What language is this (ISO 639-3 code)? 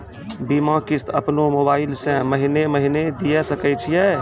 mai